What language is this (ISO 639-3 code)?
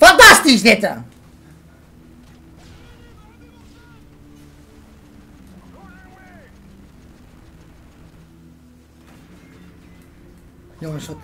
nld